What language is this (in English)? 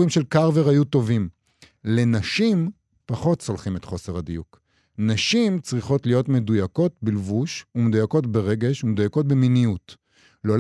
Hebrew